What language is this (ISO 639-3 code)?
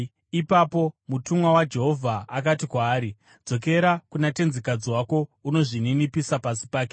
sna